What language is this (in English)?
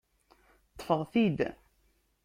Kabyle